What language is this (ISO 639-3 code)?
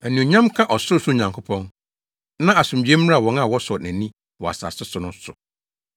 aka